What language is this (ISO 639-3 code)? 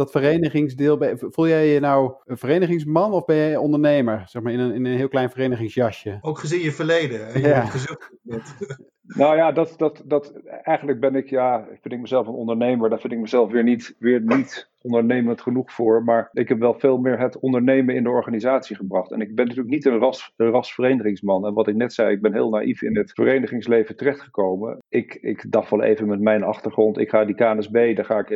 nld